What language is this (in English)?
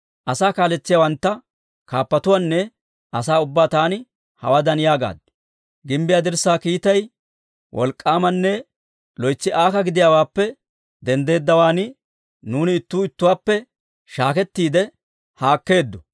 Dawro